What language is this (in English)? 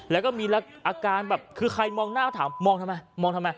Thai